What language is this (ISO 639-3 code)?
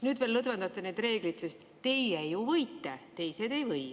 est